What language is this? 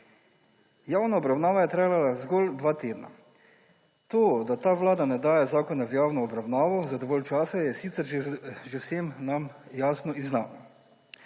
Slovenian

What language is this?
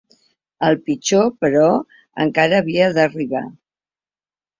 Catalan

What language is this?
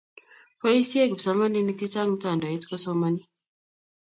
Kalenjin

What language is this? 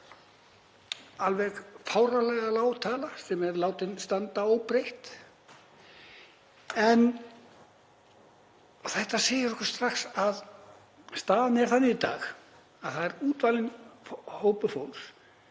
Icelandic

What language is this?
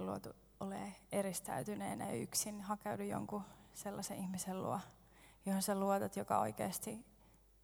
Finnish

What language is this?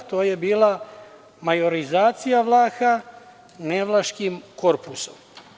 Serbian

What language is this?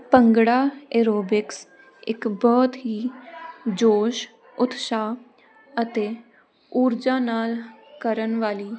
Punjabi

